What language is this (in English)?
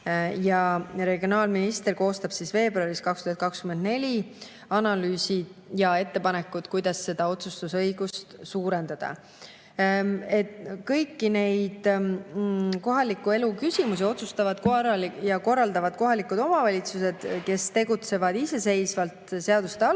Estonian